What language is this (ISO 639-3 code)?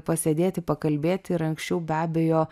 lit